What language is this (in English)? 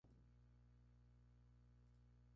Spanish